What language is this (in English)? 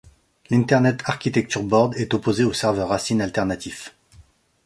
French